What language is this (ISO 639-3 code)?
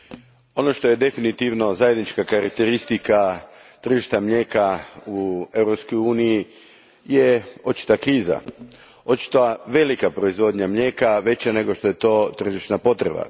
hrv